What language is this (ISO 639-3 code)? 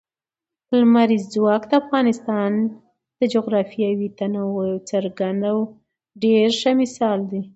pus